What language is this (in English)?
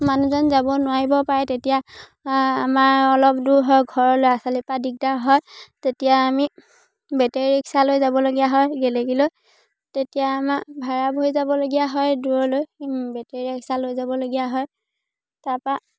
Assamese